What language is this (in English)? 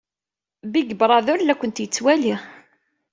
Kabyle